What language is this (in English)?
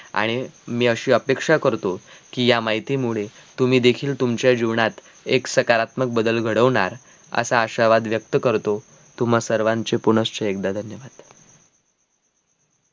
Marathi